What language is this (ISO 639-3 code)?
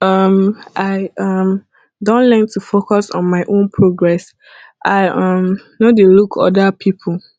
pcm